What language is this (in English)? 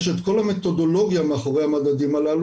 Hebrew